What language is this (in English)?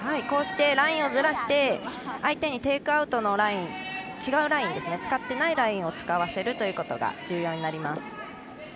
Japanese